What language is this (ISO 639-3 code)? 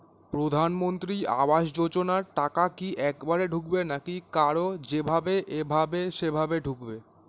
ben